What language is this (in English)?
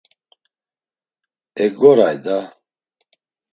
Laz